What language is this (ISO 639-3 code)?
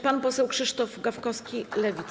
pol